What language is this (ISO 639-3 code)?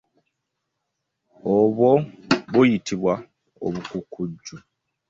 lug